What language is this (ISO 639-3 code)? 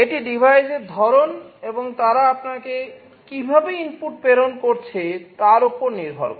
ben